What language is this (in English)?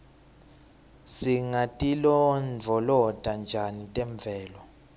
Swati